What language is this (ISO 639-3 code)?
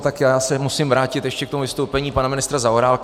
ces